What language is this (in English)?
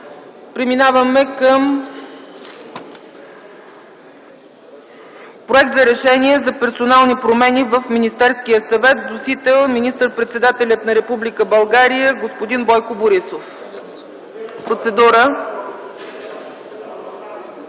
Bulgarian